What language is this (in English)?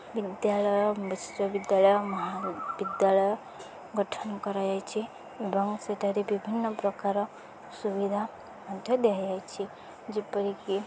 Odia